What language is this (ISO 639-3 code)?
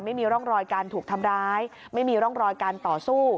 tha